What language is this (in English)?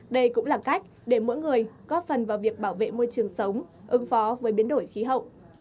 Vietnamese